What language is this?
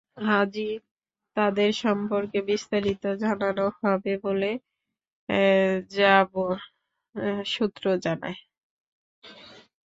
Bangla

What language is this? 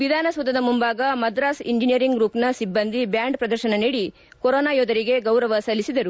Kannada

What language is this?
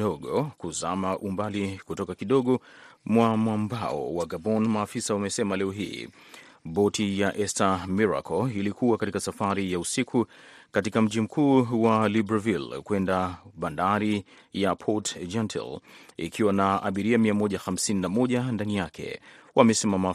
Swahili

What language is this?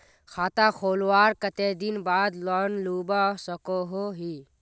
Magahi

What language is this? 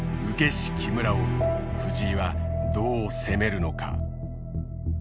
Japanese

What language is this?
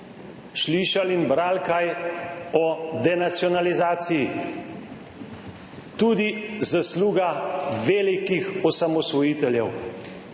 Slovenian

